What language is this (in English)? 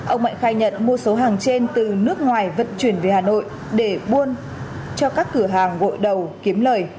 Vietnamese